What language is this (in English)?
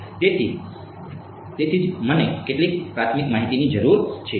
Gujarati